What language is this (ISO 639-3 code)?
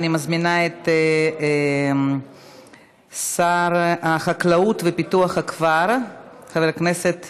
heb